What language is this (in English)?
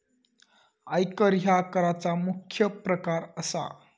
Marathi